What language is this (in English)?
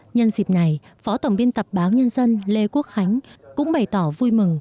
Vietnamese